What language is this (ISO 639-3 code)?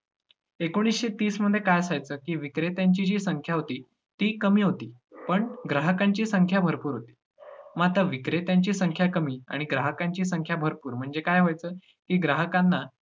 mar